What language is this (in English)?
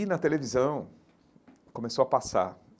Portuguese